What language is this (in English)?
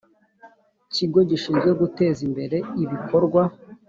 Kinyarwanda